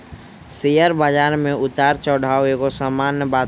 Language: Magahi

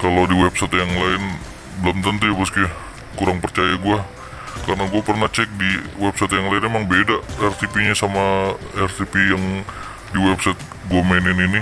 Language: Indonesian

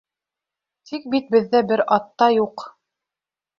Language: Bashkir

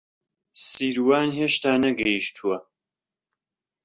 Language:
Central Kurdish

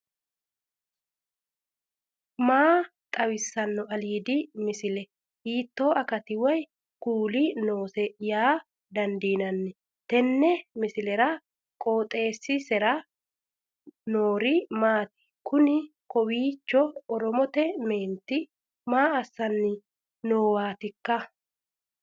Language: Sidamo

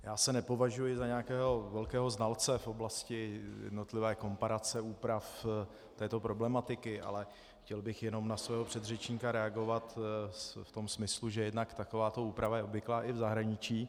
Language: Czech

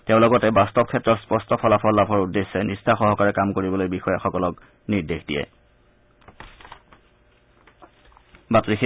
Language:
Assamese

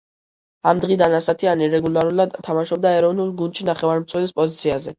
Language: Georgian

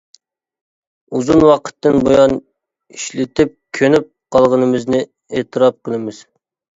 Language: Uyghur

